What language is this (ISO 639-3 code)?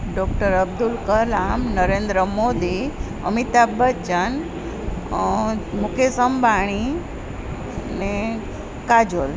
guj